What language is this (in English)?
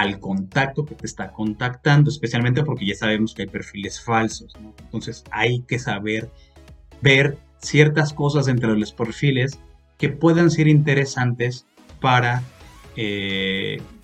Spanish